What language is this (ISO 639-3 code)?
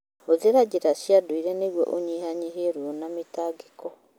kik